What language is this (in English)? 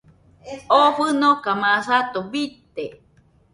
Nüpode Huitoto